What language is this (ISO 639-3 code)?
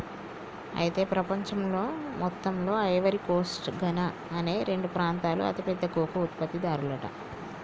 tel